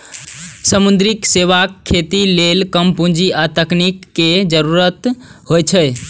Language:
Maithili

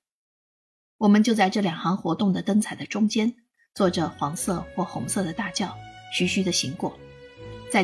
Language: Chinese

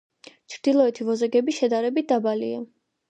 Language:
Georgian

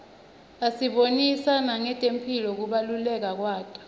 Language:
Swati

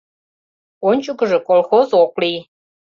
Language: Mari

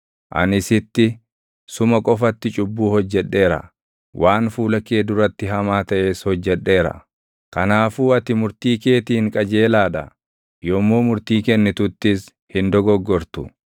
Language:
Oromo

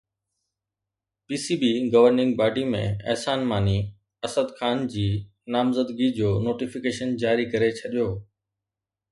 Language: Sindhi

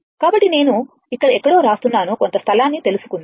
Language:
Telugu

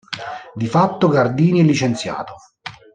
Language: Italian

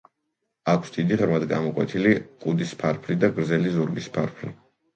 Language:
Georgian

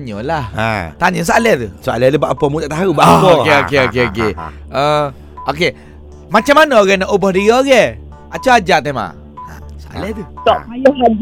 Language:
Malay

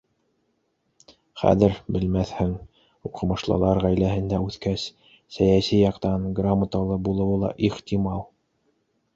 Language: Bashkir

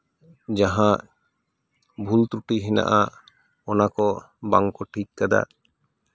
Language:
Santali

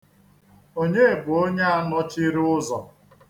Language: Igbo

